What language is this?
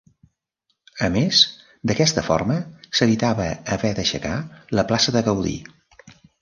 Catalan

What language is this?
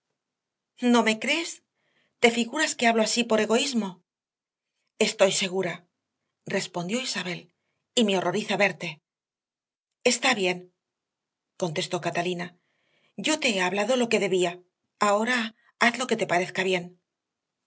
Spanish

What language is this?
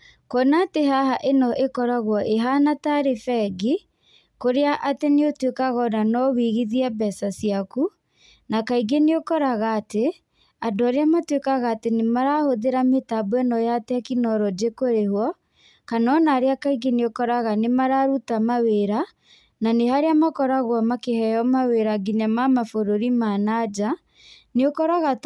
Kikuyu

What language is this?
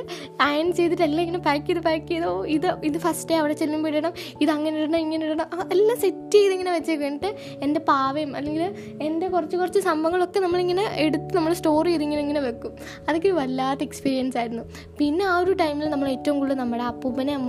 Malayalam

